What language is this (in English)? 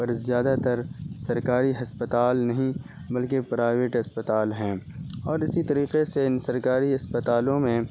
Urdu